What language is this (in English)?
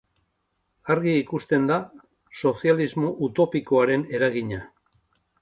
Basque